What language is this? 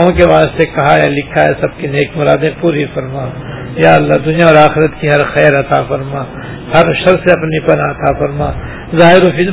Urdu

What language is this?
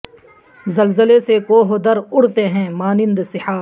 Urdu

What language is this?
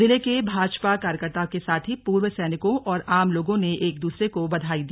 Hindi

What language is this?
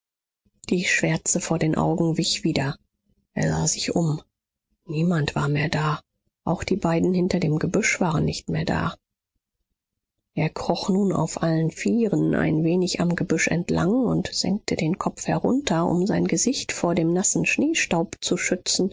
German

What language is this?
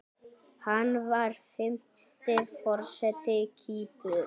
Icelandic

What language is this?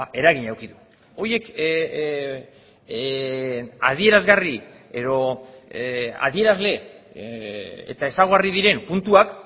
Basque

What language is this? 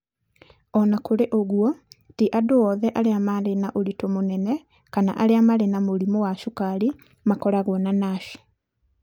Kikuyu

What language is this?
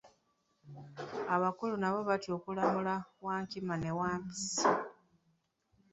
Ganda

